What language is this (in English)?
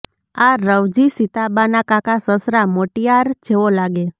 Gujarati